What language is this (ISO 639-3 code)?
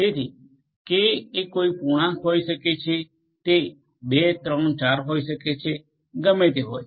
guj